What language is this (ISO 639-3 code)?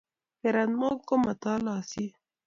kln